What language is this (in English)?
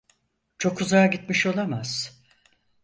Turkish